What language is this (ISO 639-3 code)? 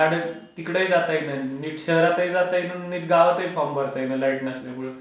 mar